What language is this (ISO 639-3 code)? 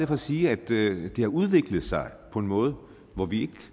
dan